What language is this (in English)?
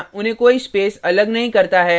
Hindi